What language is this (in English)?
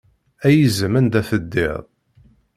Kabyle